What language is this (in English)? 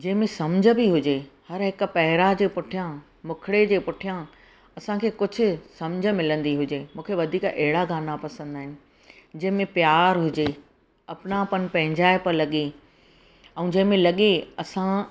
Sindhi